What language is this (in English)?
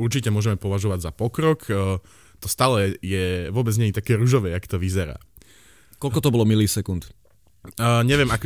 Slovak